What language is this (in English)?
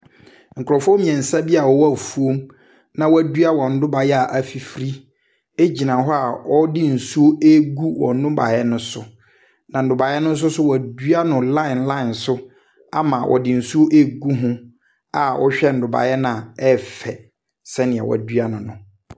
Akan